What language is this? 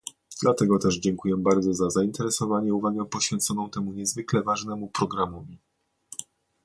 Polish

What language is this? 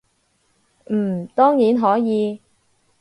Cantonese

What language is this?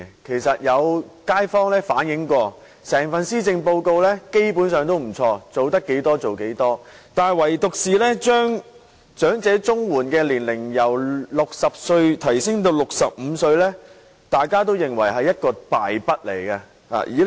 Cantonese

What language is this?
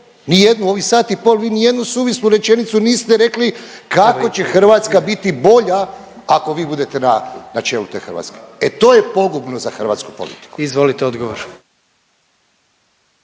Croatian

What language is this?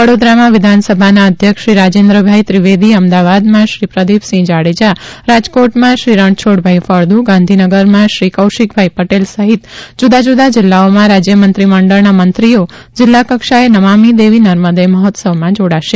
Gujarati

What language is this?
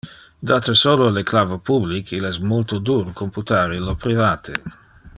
Interlingua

